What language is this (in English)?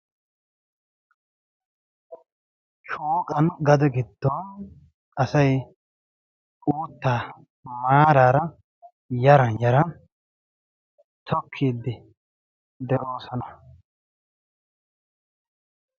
Wolaytta